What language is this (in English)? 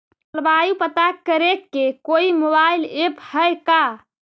Magahi